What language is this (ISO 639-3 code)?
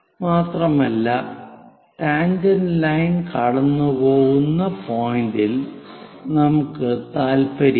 mal